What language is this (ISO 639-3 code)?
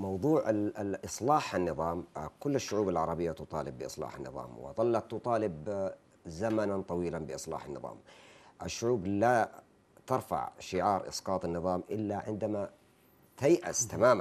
ara